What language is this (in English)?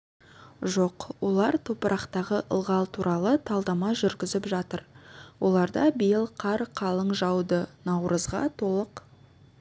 Kazakh